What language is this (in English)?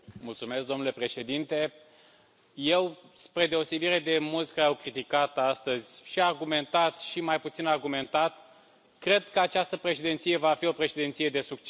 Romanian